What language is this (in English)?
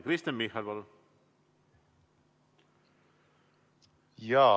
Estonian